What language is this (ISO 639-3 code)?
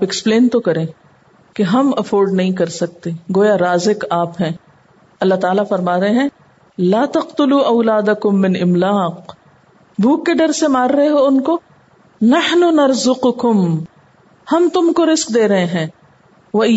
urd